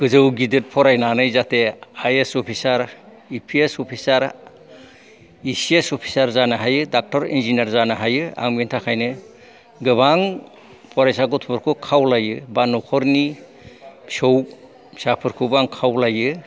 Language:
Bodo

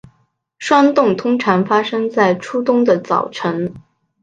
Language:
Chinese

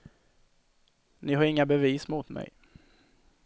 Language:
Swedish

